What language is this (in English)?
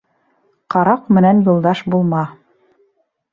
Bashkir